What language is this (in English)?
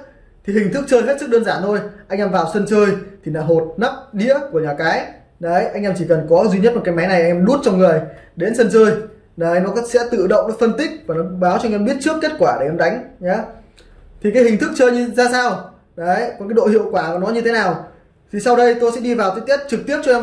Vietnamese